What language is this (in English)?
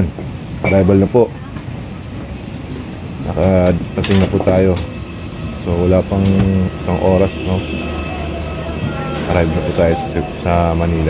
Filipino